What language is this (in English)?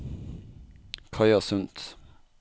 Norwegian